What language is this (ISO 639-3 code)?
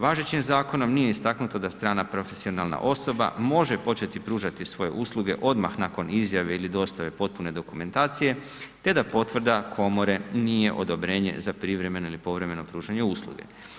hrv